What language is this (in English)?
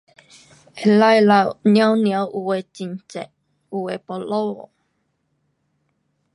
Pu-Xian Chinese